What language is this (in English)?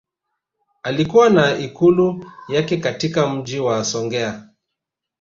Swahili